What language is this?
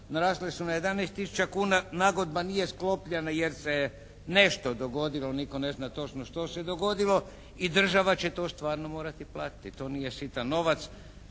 Croatian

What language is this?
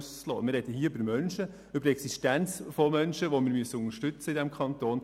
Swiss German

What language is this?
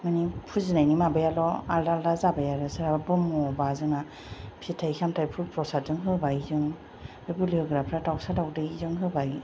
Bodo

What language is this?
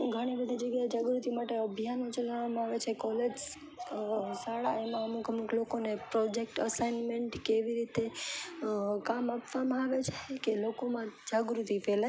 Gujarati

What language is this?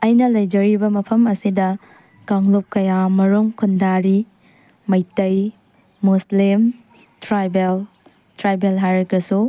Manipuri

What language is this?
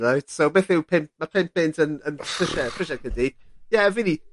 Welsh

